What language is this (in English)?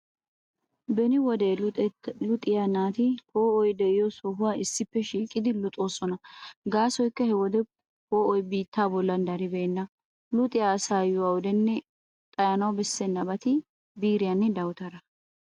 Wolaytta